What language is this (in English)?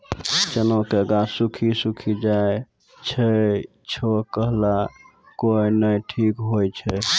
Maithili